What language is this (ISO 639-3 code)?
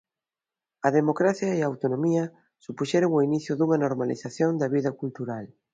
glg